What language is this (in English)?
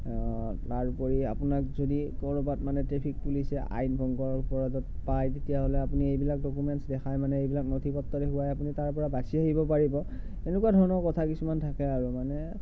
Assamese